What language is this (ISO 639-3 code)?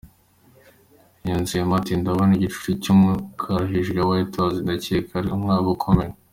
kin